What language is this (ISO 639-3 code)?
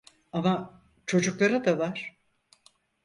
tur